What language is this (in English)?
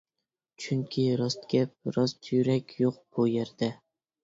Uyghur